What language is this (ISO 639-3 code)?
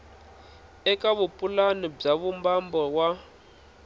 tso